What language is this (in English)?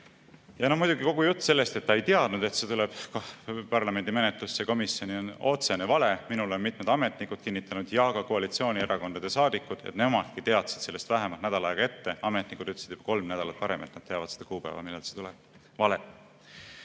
Estonian